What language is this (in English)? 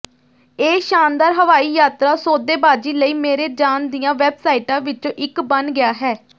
Punjabi